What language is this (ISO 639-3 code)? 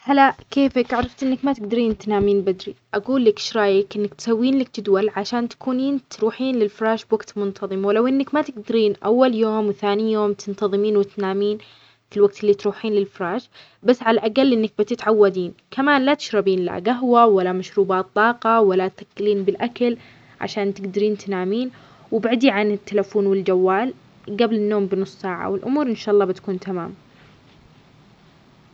acx